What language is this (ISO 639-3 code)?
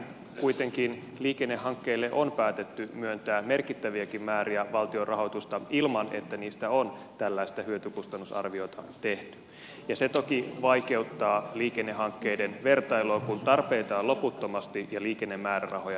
fin